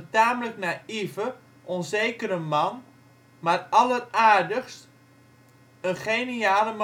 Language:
Dutch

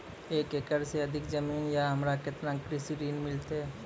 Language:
Maithili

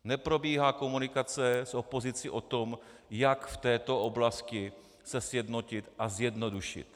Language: Czech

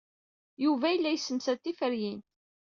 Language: Kabyle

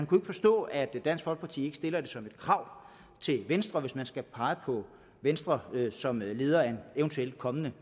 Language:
Danish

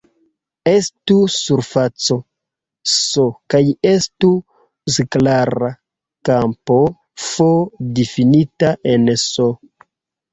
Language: Esperanto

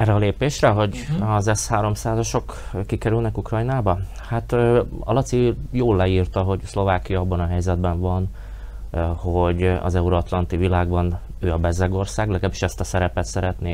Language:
Hungarian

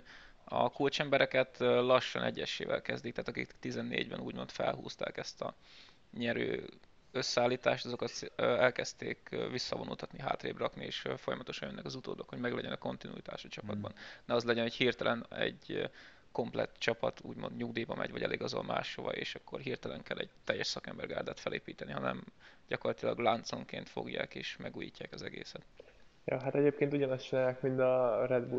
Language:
Hungarian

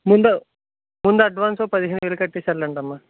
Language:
Telugu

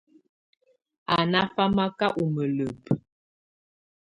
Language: Tunen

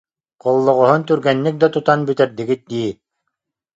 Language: Yakut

